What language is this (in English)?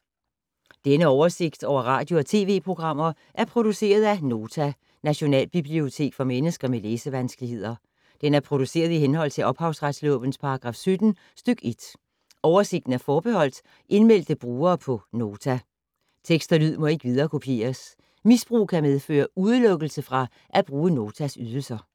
Danish